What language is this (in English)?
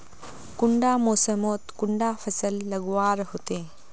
Magahi